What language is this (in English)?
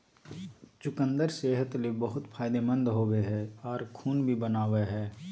Magahi